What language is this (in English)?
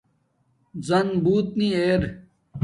Domaaki